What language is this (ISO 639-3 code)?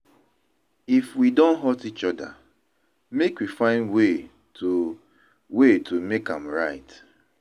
pcm